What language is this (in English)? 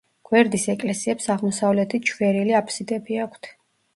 Georgian